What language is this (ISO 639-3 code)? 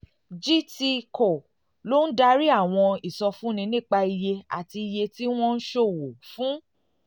yor